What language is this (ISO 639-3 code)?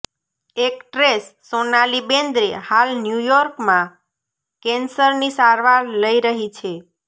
guj